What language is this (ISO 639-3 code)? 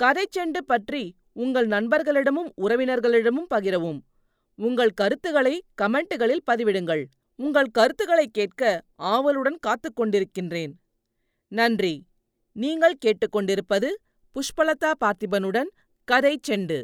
tam